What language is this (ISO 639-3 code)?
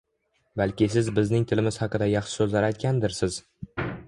uzb